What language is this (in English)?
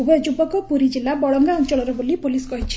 Odia